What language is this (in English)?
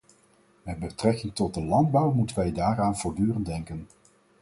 Dutch